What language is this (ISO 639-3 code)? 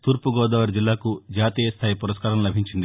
tel